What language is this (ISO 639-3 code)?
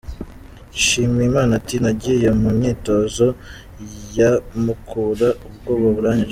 kin